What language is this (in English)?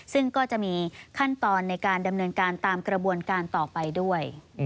Thai